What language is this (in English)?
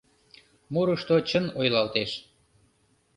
Mari